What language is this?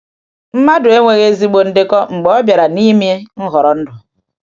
Igbo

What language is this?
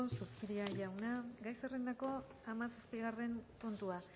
Basque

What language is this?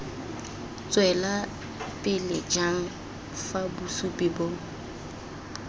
Tswana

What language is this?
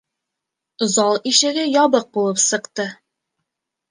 Bashkir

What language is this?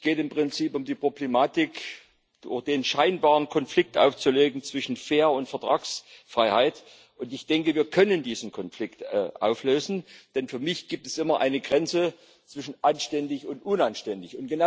German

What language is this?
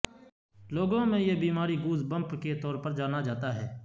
Urdu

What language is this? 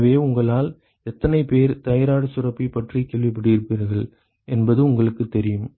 Tamil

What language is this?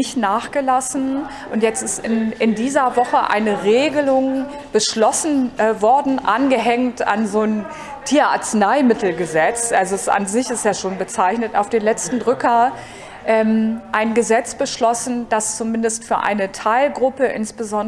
German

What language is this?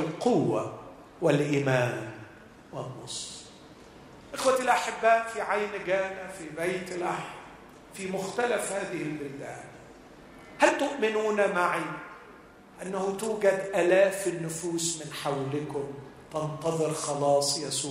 Arabic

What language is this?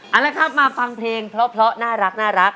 Thai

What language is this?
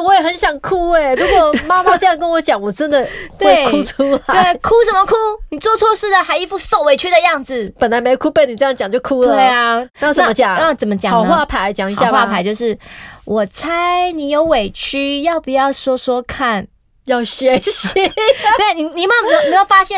Chinese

